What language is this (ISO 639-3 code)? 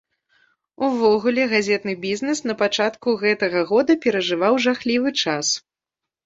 bel